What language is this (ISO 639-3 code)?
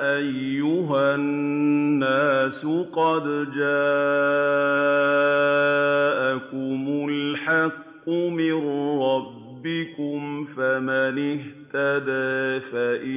ara